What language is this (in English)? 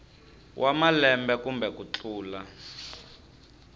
Tsonga